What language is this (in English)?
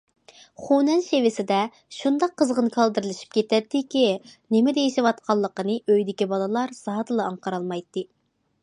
Uyghur